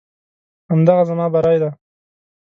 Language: Pashto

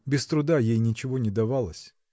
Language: Russian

